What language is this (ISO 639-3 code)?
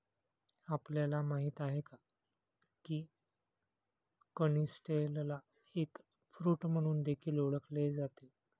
mar